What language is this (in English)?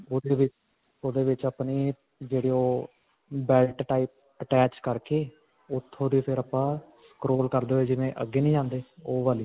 Punjabi